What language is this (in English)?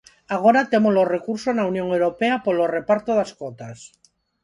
Galician